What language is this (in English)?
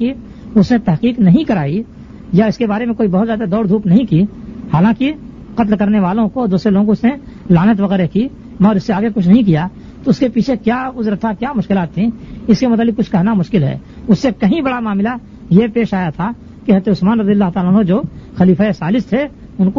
Urdu